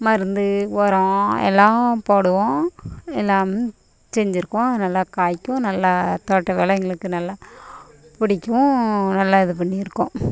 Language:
Tamil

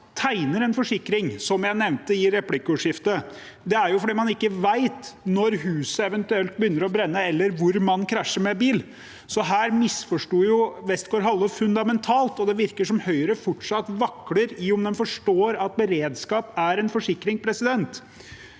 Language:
Norwegian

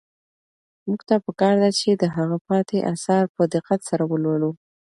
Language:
Pashto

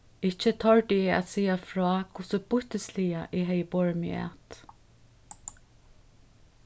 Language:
Faroese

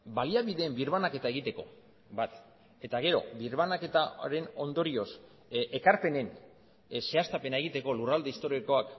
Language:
Basque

